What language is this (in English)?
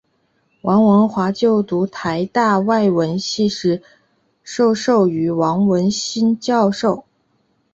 Chinese